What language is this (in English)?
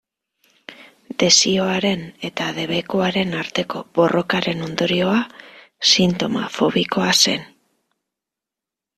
Basque